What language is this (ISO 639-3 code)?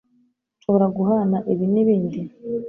kin